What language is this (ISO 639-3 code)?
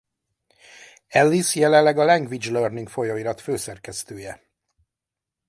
hun